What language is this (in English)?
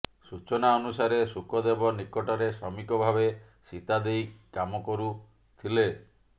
Odia